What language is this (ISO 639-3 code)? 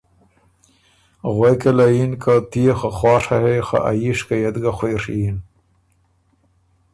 oru